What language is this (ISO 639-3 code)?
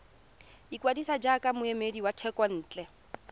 tsn